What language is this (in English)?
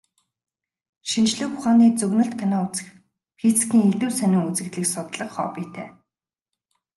Mongolian